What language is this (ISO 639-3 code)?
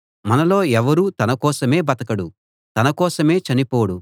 tel